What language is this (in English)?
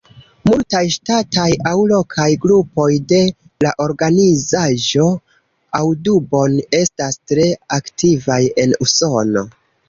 Esperanto